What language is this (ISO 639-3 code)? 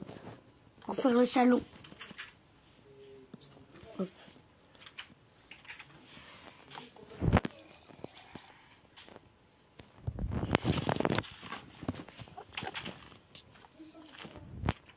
fra